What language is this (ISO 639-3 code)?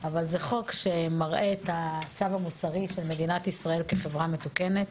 heb